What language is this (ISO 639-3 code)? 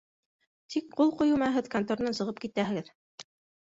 bak